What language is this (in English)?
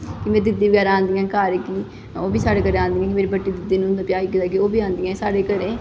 Dogri